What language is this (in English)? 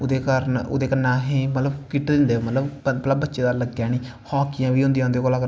Dogri